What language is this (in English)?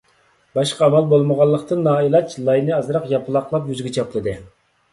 Uyghur